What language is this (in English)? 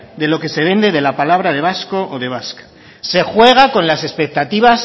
Spanish